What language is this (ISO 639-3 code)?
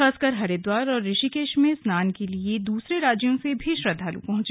hin